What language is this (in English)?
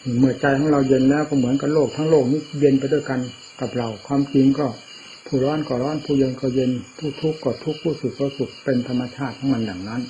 Thai